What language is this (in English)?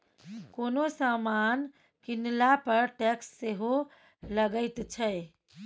Maithili